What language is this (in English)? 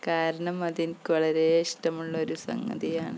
Malayalam